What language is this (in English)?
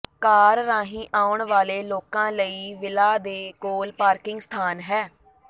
Punjabi